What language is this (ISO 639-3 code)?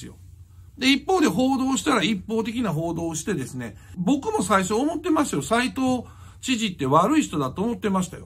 jpn